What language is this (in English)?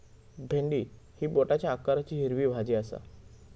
Marathi